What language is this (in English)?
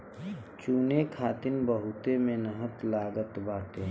Bhojpuri